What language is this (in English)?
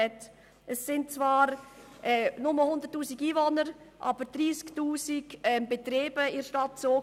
Swiss German